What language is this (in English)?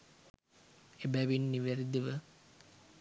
Sinhala